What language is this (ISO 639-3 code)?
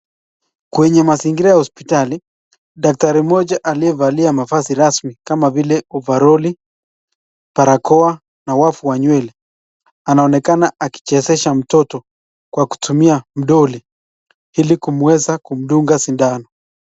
swa